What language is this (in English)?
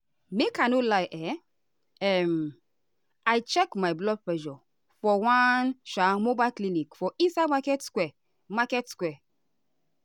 Nigerian Pidgin